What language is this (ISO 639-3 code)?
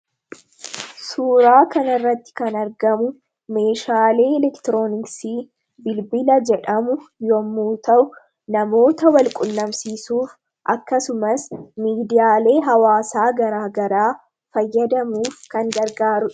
orm